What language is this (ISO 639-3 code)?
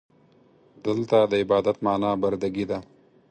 pus